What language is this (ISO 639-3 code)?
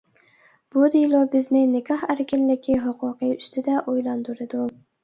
uig